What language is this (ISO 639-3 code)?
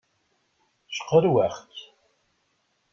kab